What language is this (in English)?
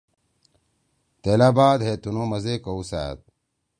Torwali